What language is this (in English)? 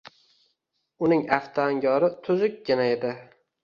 Uzbek